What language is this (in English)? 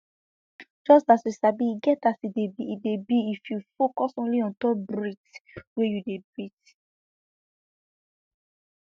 Nigerian Pidgin